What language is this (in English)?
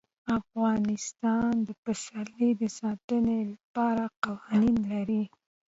Pashto